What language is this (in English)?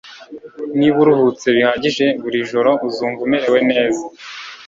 Kinyarwanda